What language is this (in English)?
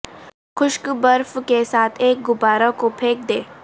Urdu